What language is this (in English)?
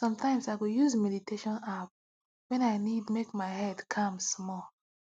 Nigerian Pidgin